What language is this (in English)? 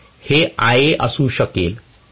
Marathi